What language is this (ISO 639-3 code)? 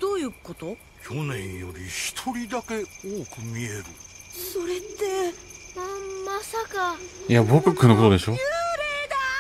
jpn